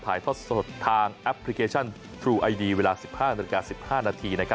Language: Thai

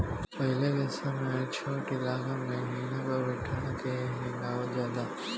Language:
Bhojpuri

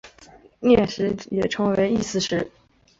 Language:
Chinese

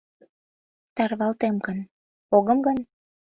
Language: Mari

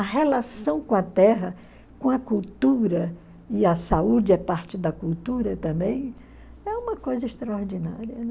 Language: Portuguese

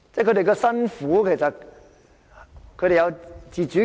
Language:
Cantonese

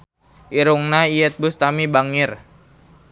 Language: Sundanese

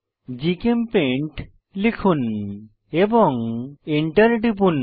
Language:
Bangla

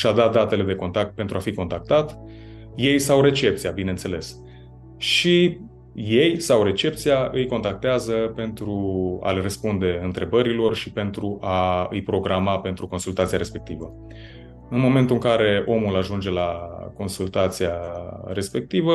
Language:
Romanian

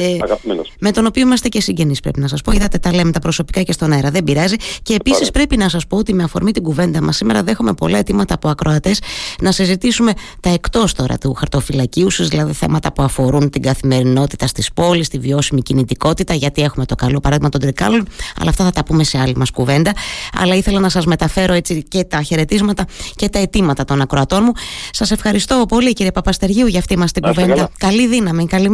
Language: Greek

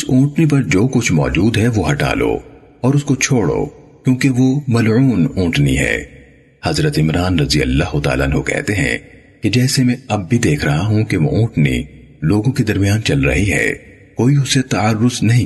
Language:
Urdu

